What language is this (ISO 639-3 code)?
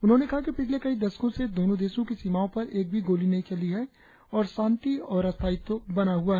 hin